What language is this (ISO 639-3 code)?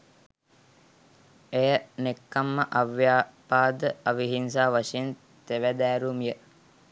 sin